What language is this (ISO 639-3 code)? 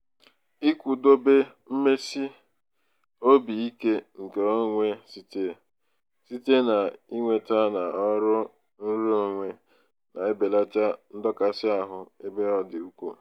ibo